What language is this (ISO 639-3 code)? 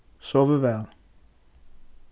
fao